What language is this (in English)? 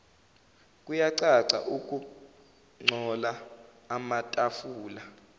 Zulu